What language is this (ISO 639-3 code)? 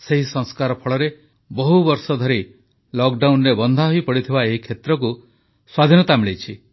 ori